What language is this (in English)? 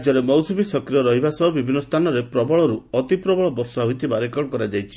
Odia